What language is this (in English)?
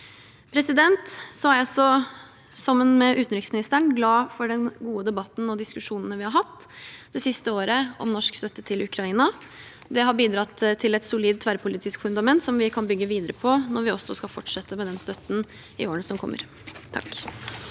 Norwegian